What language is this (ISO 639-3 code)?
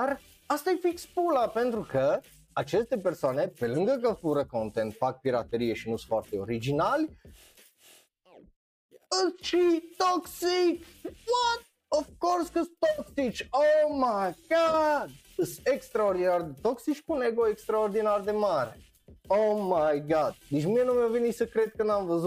ron